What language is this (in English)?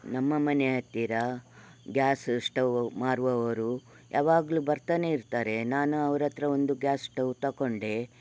Kannada